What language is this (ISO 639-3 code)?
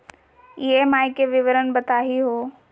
mag